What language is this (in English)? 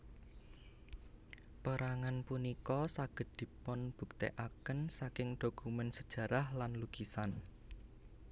Javanese